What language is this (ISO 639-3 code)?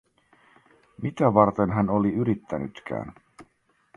fin